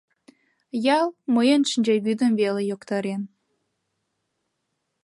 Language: Mari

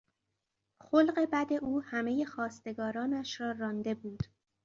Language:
Persian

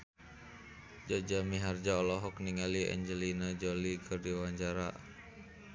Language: Sundanese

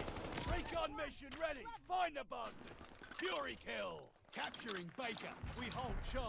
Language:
Japanese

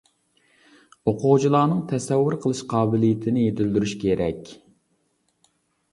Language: Uyghur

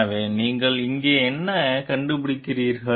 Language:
Tamil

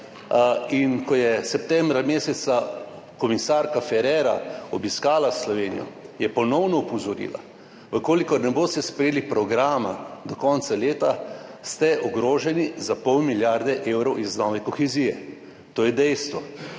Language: Slovenian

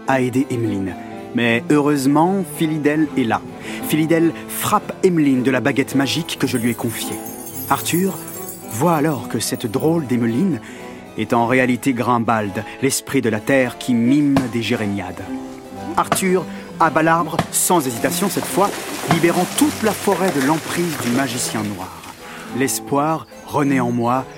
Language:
French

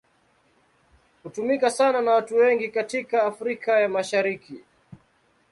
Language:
Swahili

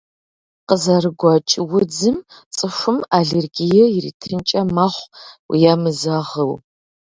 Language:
Kabardian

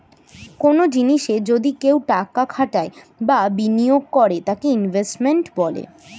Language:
Bangla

